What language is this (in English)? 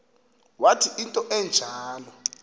Xhosa